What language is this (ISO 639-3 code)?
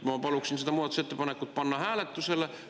est